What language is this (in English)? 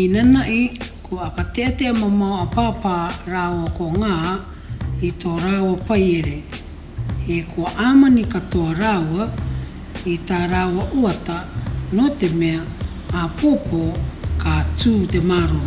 Māori